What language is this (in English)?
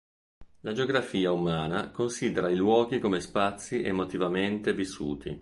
Italian